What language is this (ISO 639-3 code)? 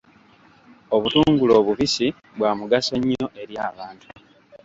lug